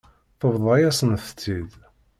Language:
Kabyle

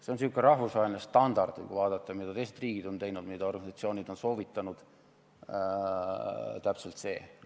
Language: Estonian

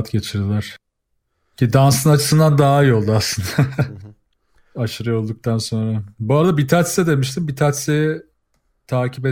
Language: Turkish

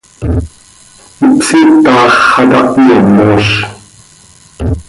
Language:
Seri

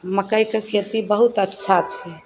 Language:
Maithili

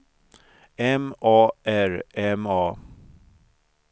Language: Swedish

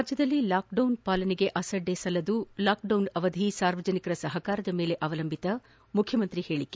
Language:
Kannada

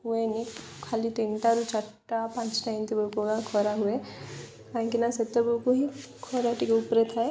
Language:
Odia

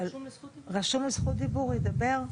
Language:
Hebrew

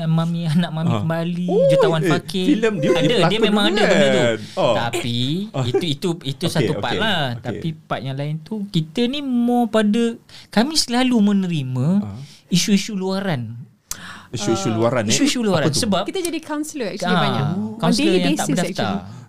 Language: Malay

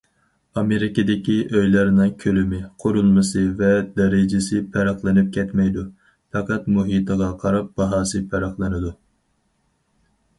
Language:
Uyghur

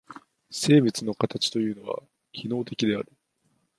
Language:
Japanese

